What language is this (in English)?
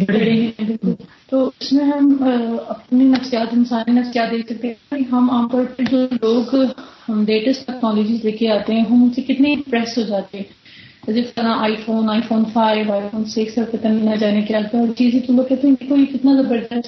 Urdu